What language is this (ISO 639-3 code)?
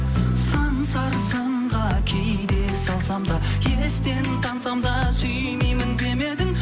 kaz